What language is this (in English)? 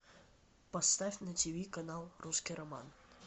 Russian